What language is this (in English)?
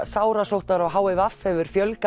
Icelandic